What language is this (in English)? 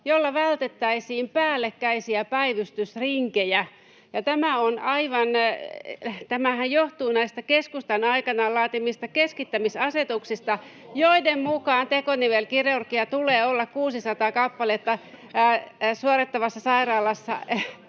Finnish